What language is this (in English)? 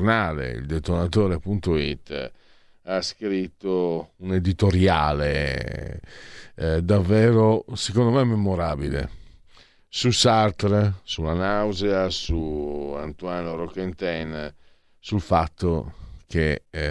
Italian